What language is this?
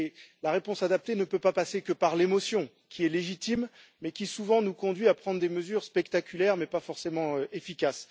French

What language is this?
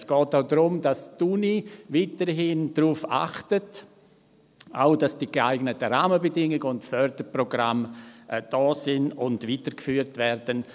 Swiss German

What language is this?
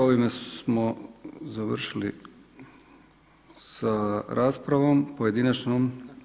Croatian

